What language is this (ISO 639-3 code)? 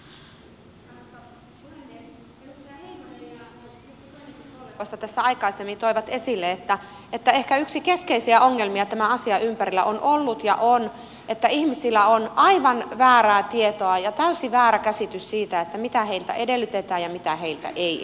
fin